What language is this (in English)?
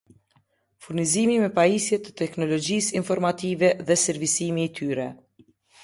Albanian